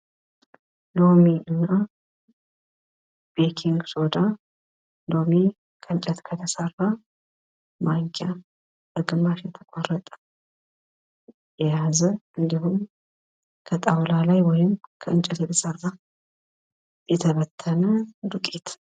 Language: Amharic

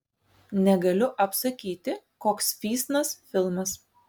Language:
Lithuanian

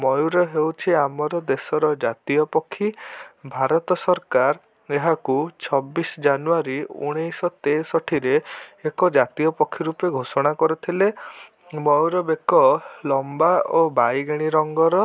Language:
Odia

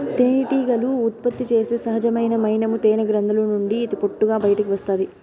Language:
Telugu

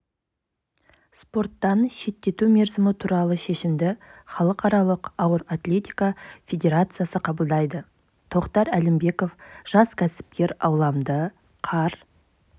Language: Kazakh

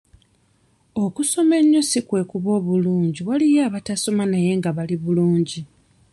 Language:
Ganda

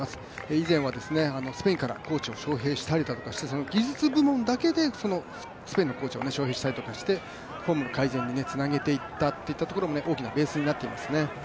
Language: Japanese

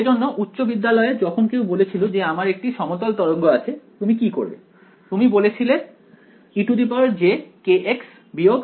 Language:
Bangla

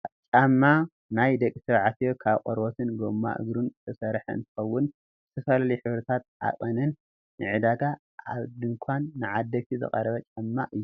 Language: Tigrinya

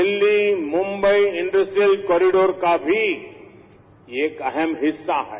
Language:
Marathi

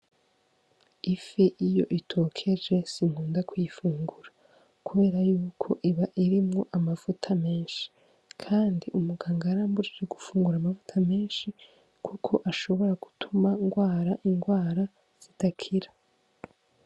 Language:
Rundi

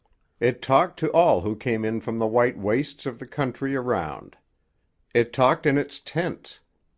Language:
English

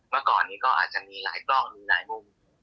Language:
Thai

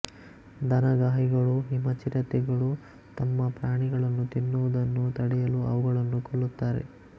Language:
Kannada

